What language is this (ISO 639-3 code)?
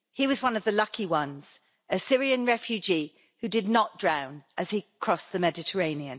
eng